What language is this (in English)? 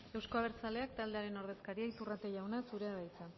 Basque